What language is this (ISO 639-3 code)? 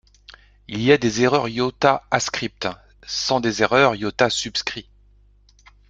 fra